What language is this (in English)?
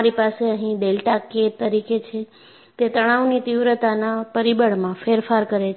Gujarati